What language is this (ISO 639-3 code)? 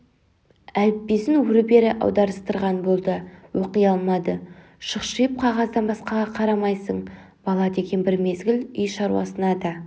kaz